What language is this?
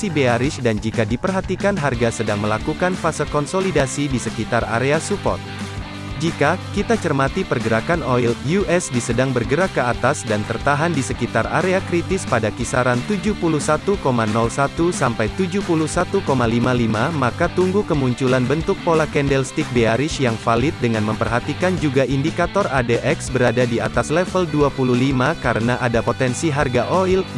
Indonesian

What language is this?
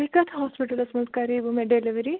Kashmiri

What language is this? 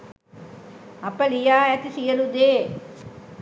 Sinhala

